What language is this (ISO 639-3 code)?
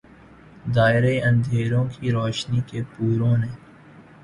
urd